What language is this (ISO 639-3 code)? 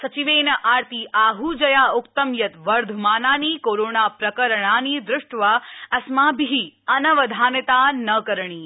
san